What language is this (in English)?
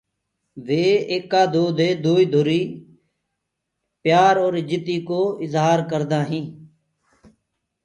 Gurgula